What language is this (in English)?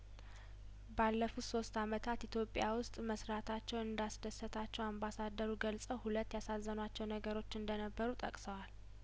Amharic